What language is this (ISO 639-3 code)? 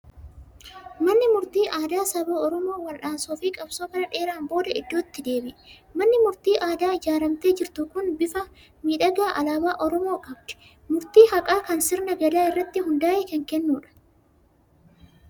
orm